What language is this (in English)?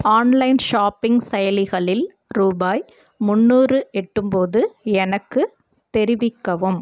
Tamil